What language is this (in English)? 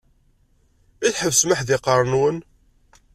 Kabyle